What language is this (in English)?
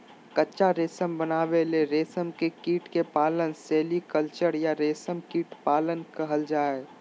Magahi